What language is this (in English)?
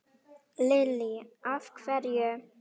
Icelandic